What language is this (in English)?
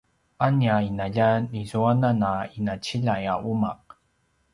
Paiwan